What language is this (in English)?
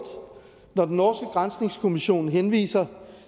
Danish